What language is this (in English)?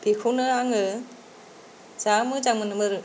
Bodo